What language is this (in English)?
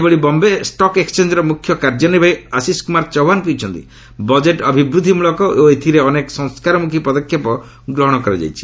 Odia